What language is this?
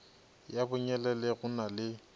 Northern Sotho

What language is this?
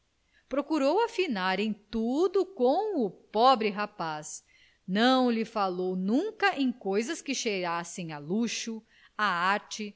Portuguese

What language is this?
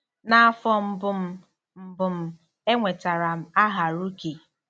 Igbo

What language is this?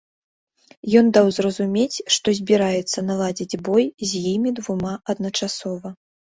Belarusian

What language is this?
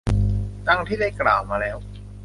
Thai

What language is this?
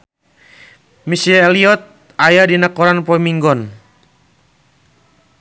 Sundanese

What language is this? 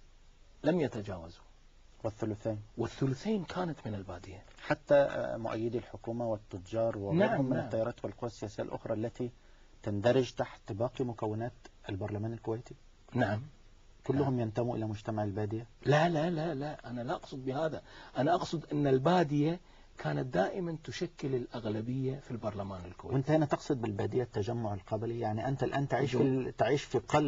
Arabic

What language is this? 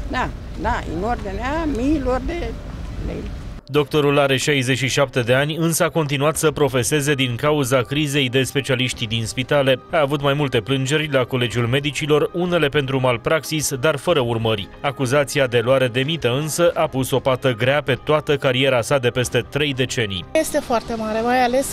Romanian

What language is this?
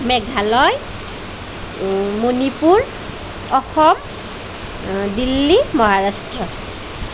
Assamese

